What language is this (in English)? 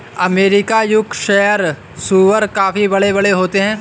Hindi